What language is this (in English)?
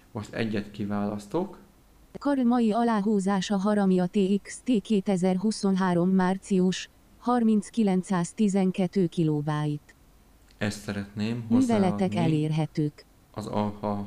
Hungarian